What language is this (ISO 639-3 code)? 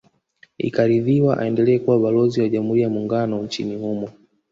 swa